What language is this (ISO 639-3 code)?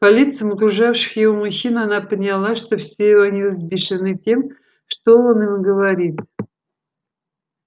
rus